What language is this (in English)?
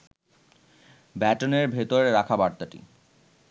Bangla